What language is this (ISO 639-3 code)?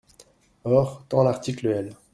fra